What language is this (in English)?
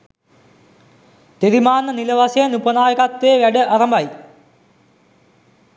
Sinhala